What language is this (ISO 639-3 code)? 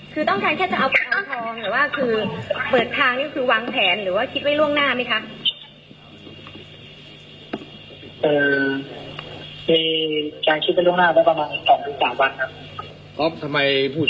tha